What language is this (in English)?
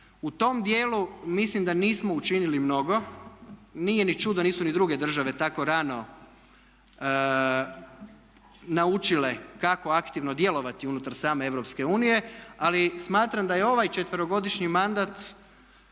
Croatian